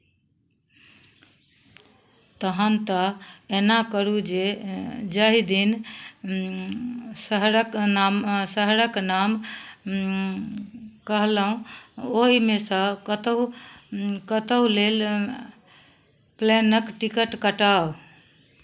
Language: Maithili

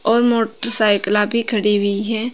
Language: Hindi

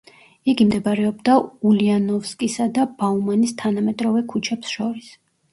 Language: Georgian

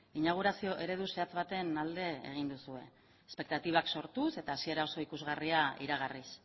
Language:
Basque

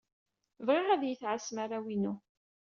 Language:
Kabyle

